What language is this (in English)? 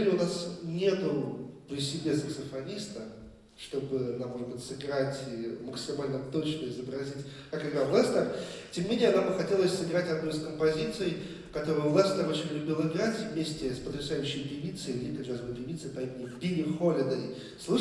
Russian